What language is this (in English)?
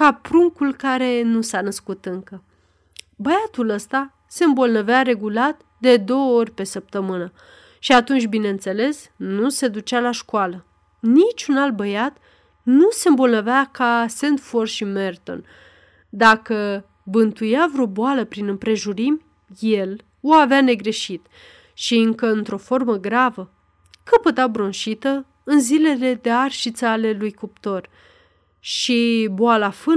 Romanian